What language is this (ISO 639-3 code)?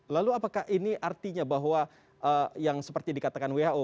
ind